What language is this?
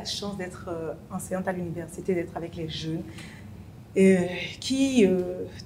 French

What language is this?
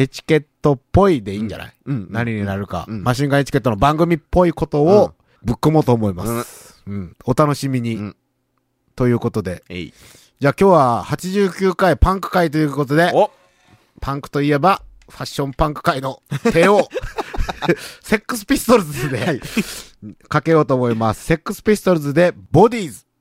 Japanese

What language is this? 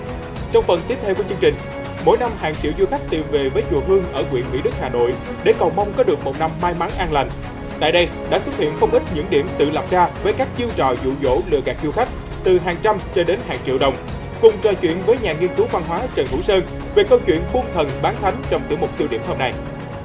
Vietnamese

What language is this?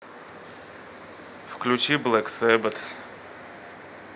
Russian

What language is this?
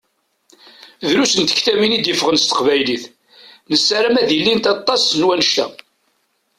Kabyle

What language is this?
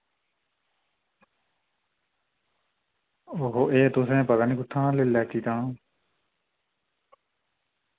Dogri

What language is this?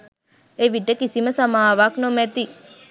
Sinhala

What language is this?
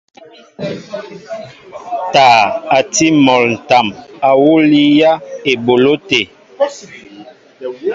Mbo (Cameroon)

